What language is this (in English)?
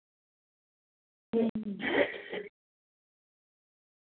Dogri